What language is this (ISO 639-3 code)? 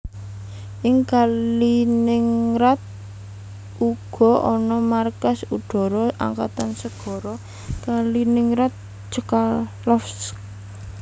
jav